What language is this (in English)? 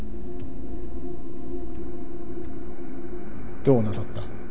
Japanese